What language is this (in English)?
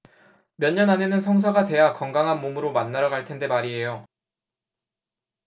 Korean